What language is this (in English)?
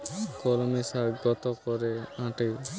Bangla